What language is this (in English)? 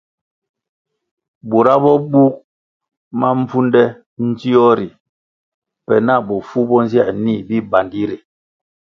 Kwasio